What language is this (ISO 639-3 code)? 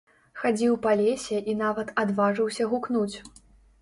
bel